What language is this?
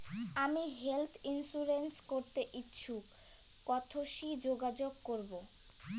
Bangla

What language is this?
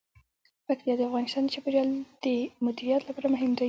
Pashto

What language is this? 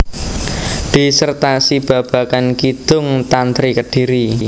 Javanese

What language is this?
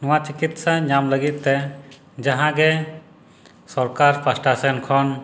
Santali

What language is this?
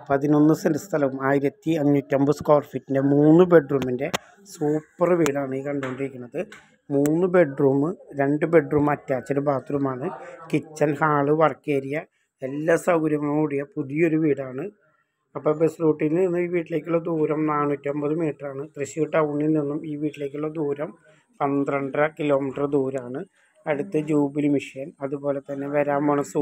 Malayalam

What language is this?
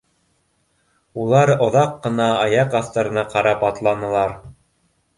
Bashkir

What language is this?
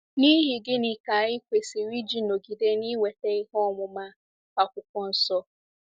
Igbo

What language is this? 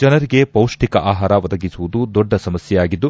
Kannada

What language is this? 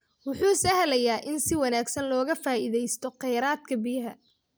Somali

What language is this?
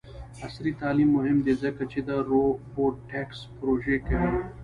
Pashto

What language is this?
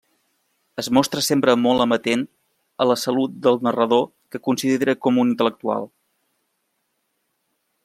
Catalan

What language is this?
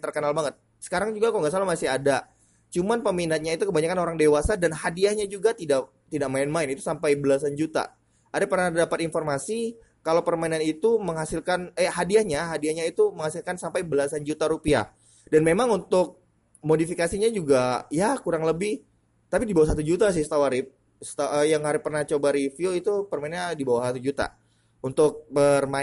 Indonesian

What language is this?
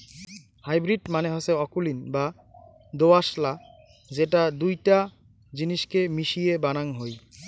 Bangla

